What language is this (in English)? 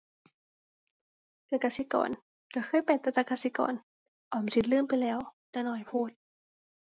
Thai